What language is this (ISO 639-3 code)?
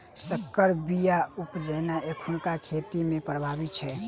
mai